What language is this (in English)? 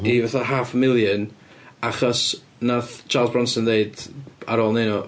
Welsh